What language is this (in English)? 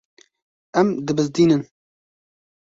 Kurdish